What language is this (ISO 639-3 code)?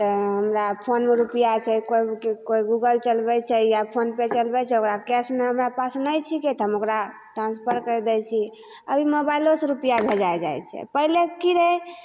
mai